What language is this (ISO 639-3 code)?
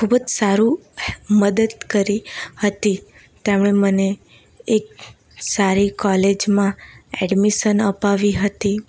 guj